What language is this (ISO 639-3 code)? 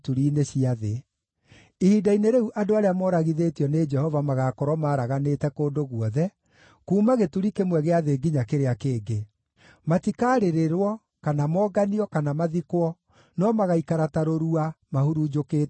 kik